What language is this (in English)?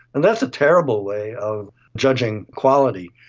English